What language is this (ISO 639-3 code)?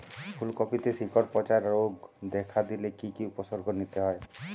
ben